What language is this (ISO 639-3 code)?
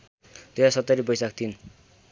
nep